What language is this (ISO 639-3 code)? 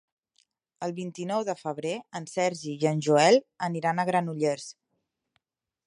cat